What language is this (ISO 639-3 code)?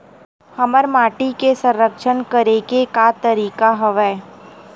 hne